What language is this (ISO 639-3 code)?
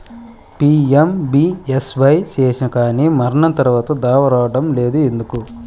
tel